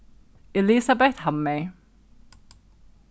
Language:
Faroese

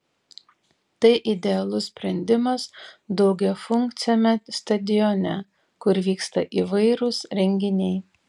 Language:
Lithuanian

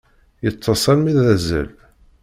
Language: Kabyle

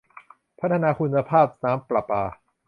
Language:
Thai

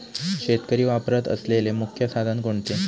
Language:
Marathi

